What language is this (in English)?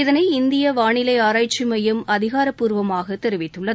Tamil